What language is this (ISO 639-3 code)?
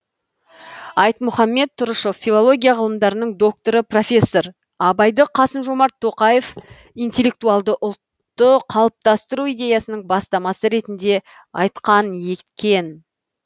kaz